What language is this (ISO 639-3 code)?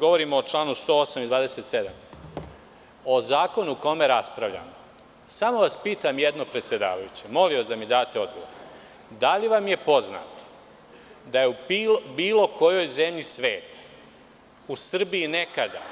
srp